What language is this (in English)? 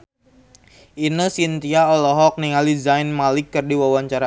Sundanese